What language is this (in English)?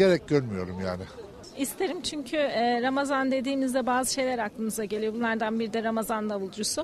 Turkish